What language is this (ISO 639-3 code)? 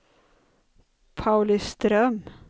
swe